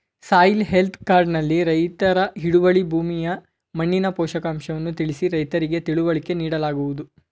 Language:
Kannada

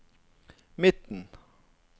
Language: Norwegian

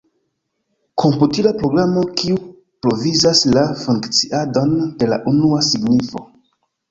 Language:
Esperanto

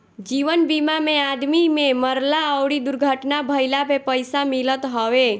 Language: Bhojpuri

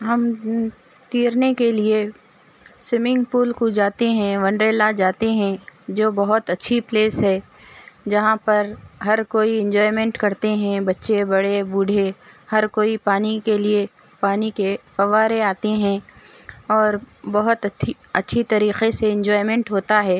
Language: Urdu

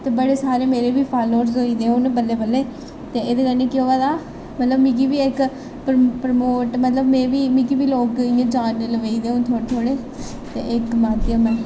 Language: Dogri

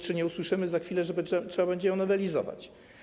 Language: Polish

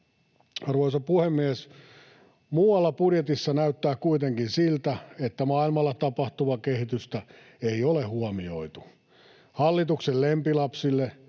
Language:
Finnish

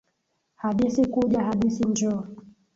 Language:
Swahili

